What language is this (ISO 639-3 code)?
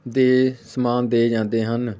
pan